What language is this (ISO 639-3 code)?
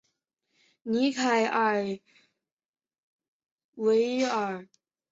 zho